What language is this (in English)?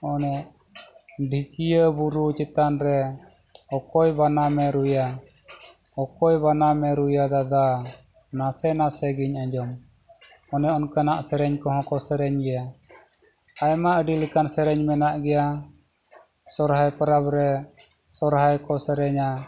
Santali